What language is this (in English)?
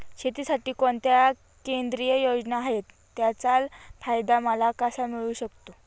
Marathi